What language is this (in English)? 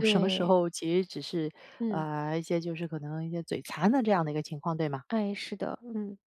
Chinese